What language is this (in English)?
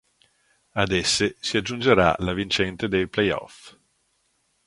Italian